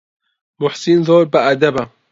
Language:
Central Kurdish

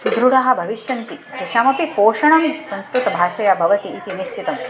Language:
Sanskrit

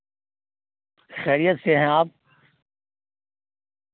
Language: Urdu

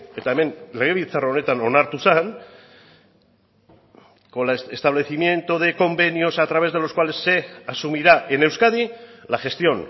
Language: Spanish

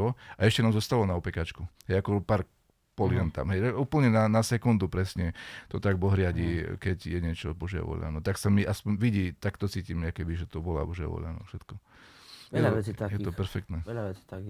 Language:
Slovak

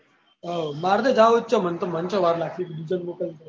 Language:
Gujarati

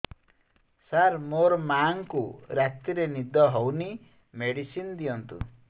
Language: Odia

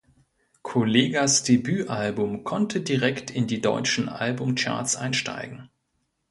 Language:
German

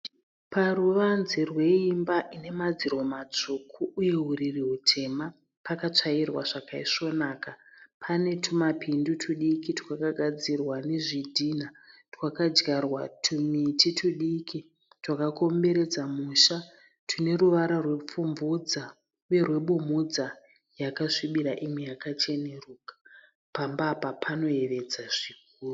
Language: Shona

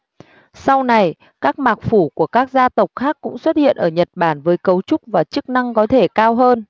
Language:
Vietnamese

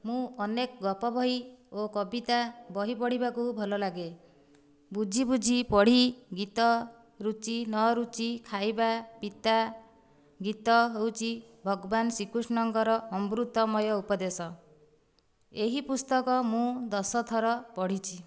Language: Odia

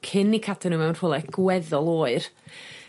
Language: Welsh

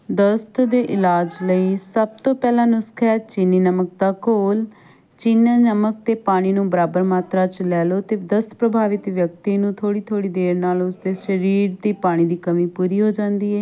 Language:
Punjabi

